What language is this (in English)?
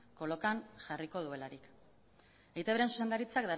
Basque